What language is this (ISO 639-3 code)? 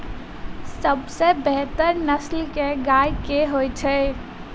mai